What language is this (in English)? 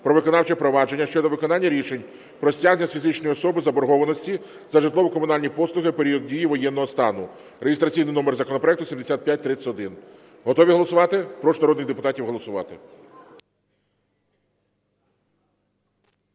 Ukrainian